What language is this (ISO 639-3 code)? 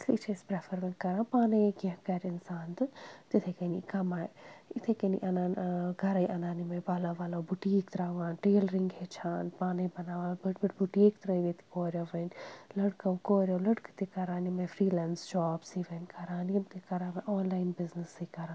kas